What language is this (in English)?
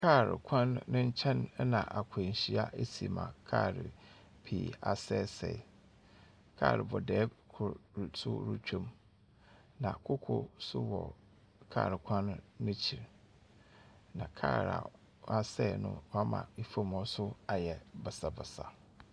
Akan